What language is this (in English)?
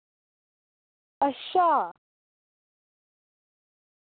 Dogri